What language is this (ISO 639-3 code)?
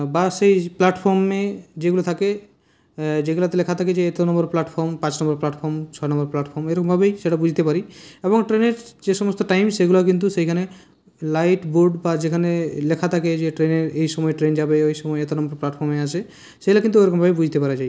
ben